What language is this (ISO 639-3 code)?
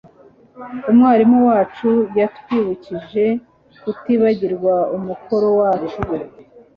kin